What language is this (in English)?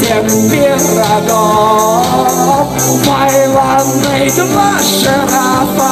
Ukrainian